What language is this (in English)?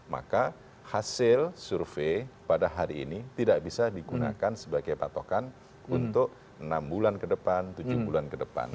Indonesian